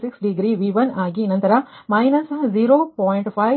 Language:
Kannada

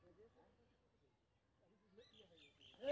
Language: Maithili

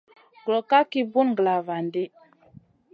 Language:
Masana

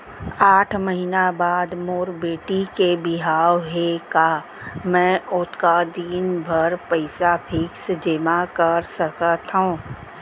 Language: Chhattisgarhi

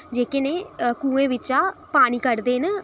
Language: Dogri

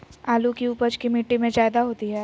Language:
Magahi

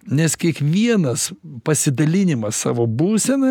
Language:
Lithuanian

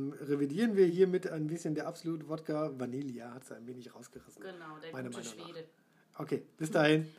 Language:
German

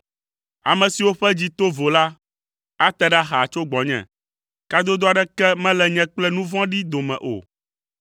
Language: Ewe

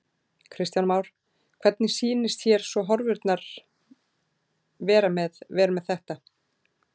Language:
Icelandic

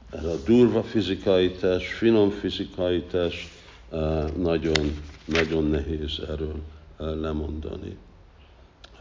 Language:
Hungarian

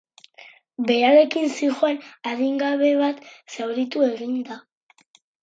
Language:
Basque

